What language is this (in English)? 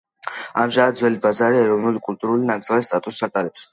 Georgian